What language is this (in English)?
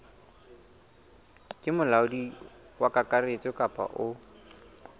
Southern Sotho